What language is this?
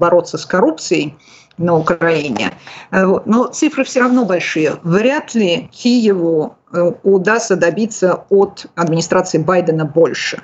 Russian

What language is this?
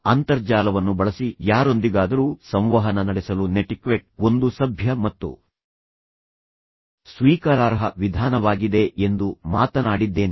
Kannada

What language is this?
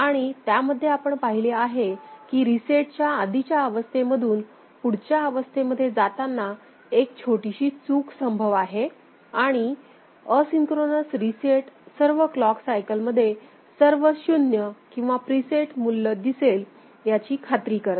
Marathi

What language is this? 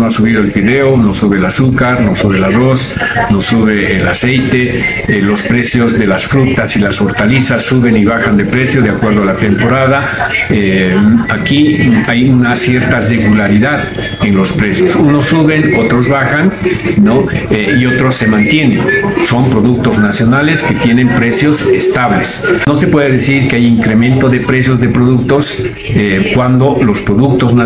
Spanish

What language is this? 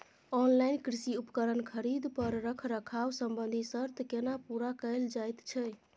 Maithili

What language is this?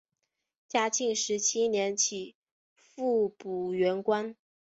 Chinese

